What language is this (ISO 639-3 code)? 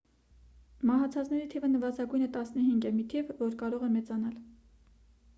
hye